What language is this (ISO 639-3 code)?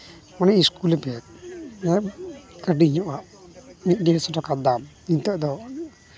sat